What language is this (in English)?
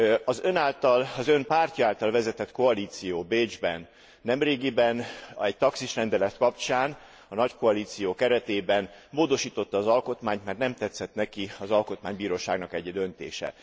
Hungarian